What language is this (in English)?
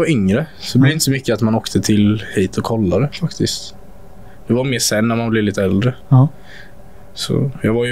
Swedish